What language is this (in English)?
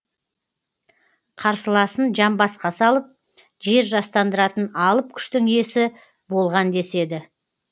Kazakh